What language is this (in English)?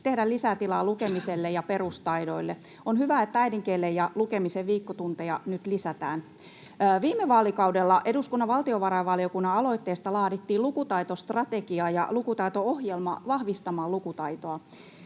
Finnish